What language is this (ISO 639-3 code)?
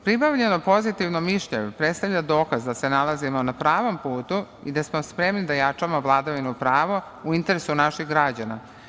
srp